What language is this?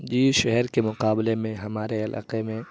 Urdu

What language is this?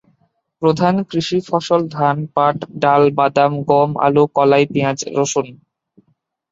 Bangla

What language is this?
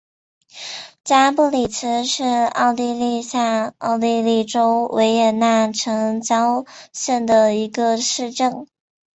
Chinese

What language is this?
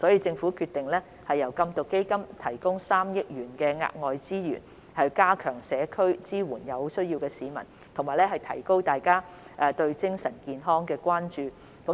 Cantonese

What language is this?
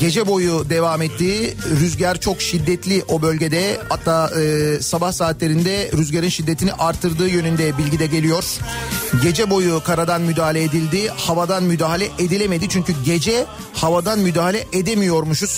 Turkish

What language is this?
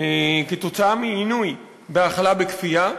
Hebrew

